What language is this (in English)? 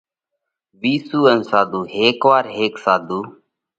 Parkari Koli